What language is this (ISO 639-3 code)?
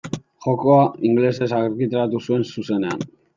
eus